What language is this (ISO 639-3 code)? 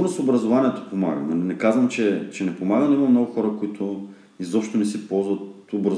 bul